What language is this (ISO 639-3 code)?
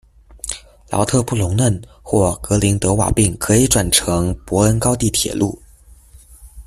zho